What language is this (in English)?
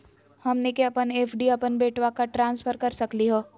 Magahi